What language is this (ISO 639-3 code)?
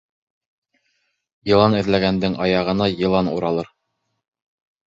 bak